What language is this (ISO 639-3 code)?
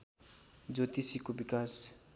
nep